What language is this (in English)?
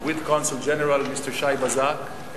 Hebrew